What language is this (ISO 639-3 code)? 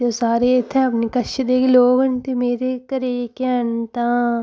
doi